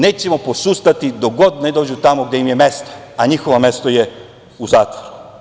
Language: Serbian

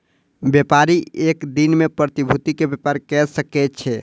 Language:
Maithili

